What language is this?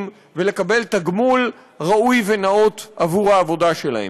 Hebrew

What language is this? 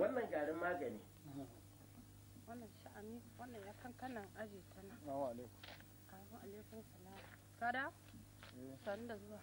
Arabic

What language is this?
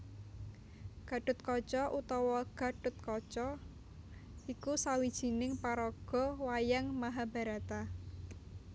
Javanese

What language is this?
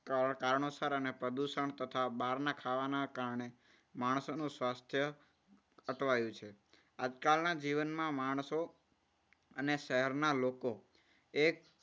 Gujarati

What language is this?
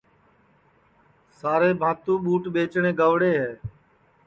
Sansi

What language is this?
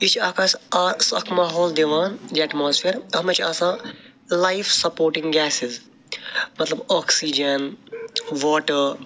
Kashmiri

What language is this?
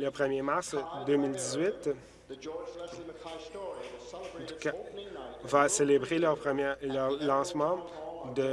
French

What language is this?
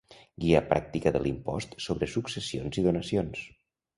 Catalan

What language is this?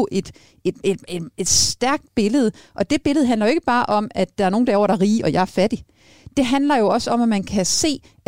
Danish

